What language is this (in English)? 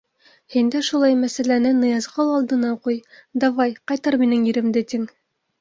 Bashkir